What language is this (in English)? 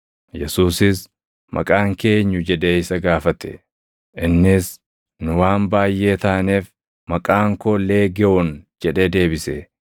Oromo